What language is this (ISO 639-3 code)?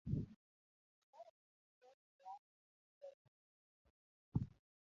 luo